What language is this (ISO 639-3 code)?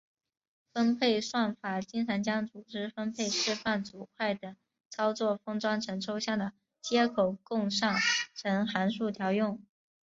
zho